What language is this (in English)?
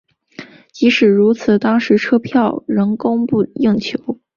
Chinese